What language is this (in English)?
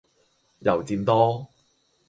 Cantonese